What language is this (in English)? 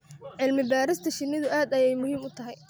Somali